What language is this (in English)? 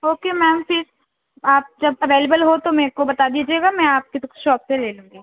Urdu